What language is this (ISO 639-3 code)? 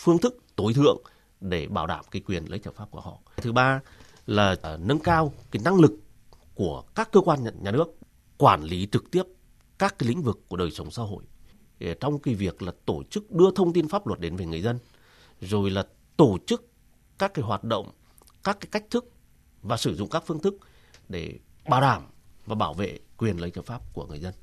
vie